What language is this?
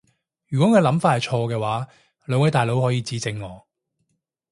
Cantonese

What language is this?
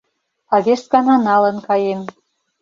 Mari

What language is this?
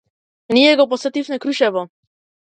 Macedonian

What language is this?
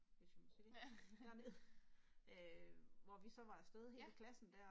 Danish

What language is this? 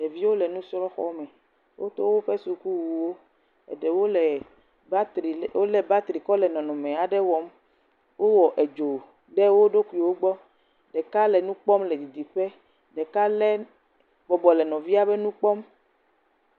Ewe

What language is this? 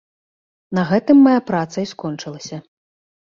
Belarusian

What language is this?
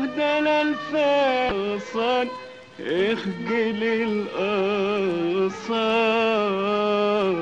Arabic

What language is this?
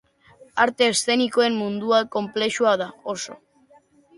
Basque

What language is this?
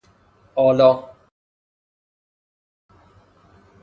Persian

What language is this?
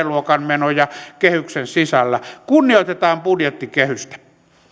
Finnish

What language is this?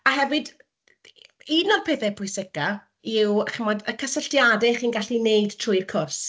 Welsh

